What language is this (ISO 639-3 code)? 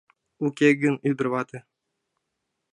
chm